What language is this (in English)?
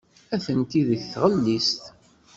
Kabyle